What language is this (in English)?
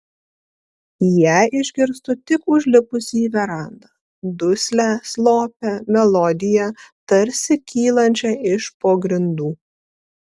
Lithuanian